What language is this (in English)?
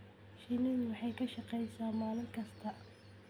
Somali